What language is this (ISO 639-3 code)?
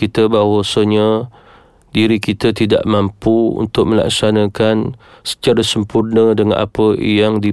msa